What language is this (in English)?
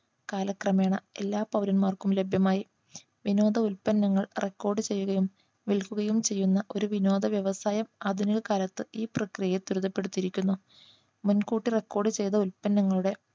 Malayalam